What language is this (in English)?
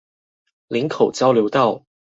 Chinese